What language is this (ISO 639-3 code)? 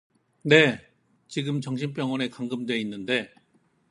kor